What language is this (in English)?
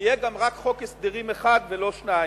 Hebrew